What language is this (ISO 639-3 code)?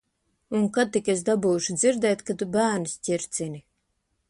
lav